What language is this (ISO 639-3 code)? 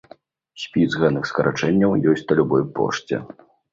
bel